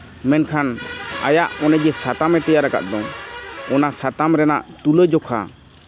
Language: Santali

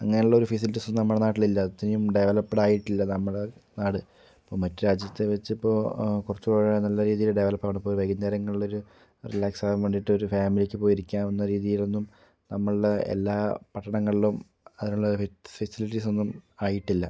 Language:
Malayalam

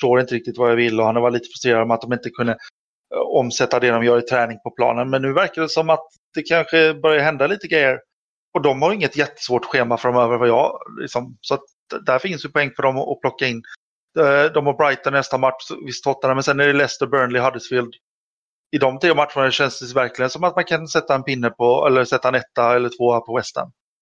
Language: Swedish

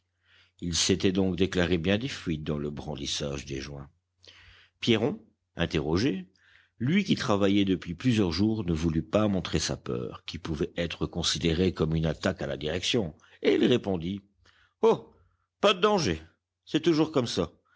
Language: French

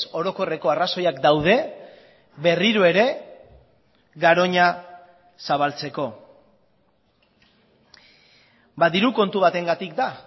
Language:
Basque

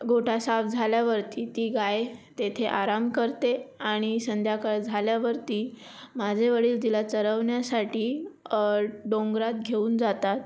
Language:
Marathi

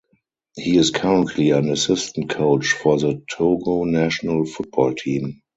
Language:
English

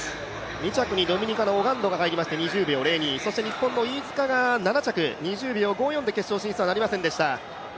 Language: Japanese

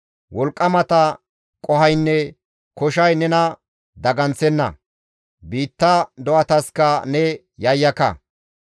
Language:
Gamo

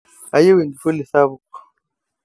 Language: Masai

